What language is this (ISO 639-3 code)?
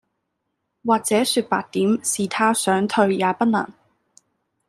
yue